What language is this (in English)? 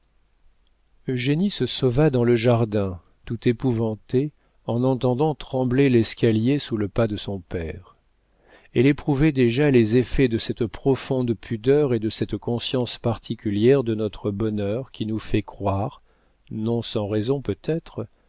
French